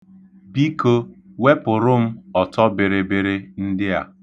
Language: Igbo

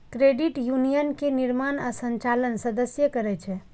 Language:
Maithili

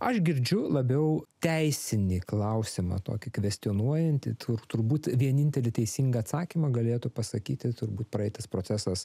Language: Lithuanian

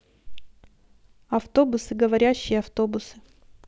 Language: Russian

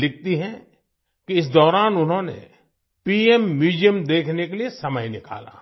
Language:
Hindi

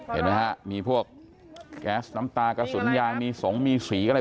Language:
Thai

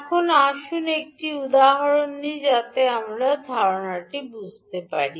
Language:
Bangla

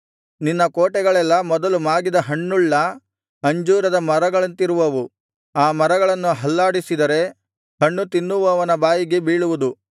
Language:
Kannada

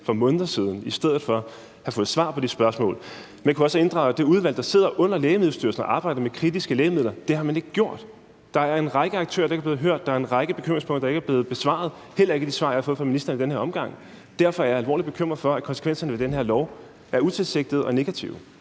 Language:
Danish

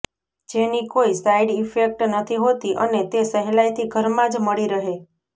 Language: Gujarati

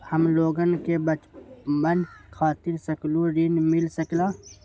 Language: Magahi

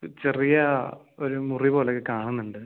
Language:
Malayalam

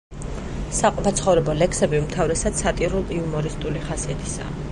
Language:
Georgian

